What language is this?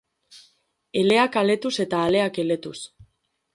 Basque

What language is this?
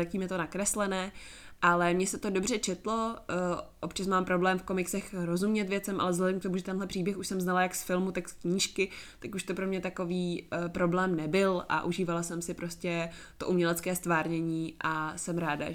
Czech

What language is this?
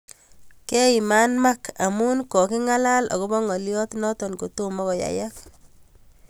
Kalenjin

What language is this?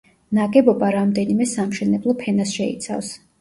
Georgian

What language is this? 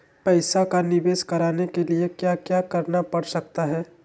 Magahi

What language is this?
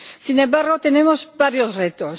Spanish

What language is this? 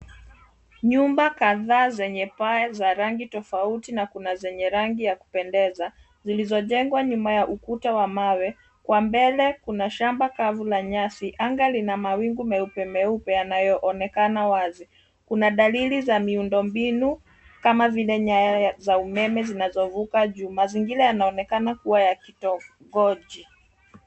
Swahili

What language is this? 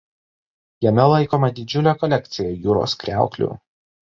Lithuanian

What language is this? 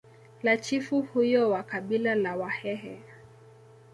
Swahili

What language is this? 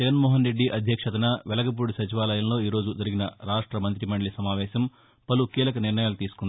Telugu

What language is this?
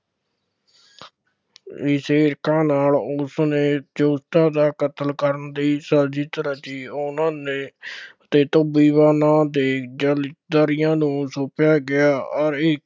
Punjabi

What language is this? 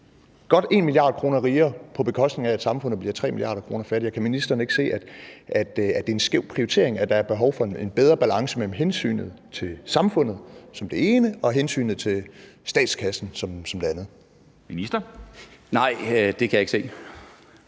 Danish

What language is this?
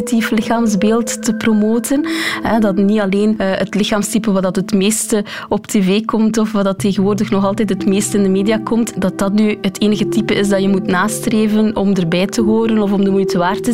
Dutch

